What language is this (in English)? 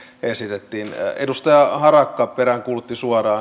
Finnish